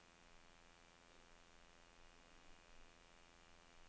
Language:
Danish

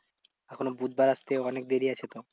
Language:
Bangla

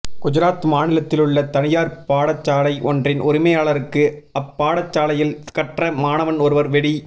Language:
Tamil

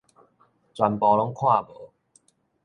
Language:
Min Nan Chinese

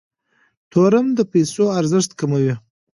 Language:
Pashto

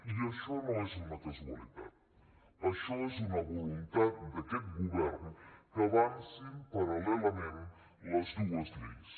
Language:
Catalan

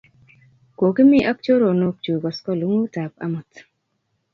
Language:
Kalenjin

